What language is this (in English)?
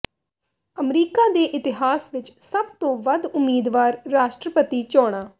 Punjabi